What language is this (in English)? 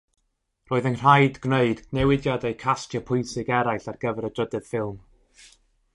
Welsh